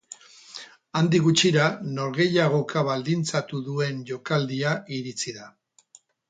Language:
Basque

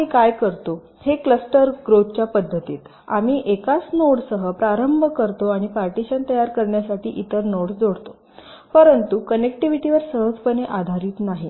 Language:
Marathi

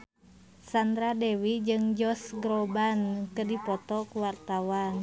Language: Sundanese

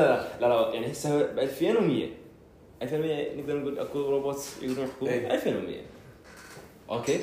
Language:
Arabic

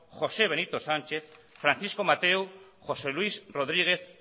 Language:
Basque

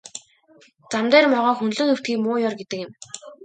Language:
Mongolian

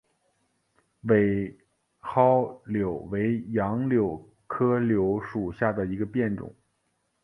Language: Chinese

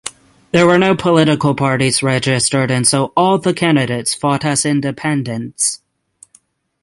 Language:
English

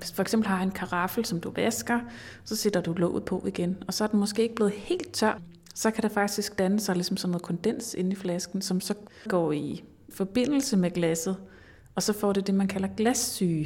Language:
Danish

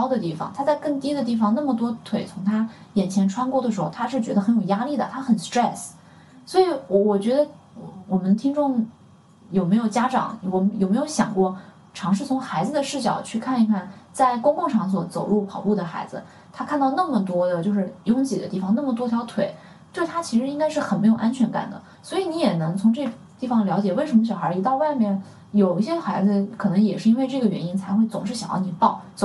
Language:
Chinese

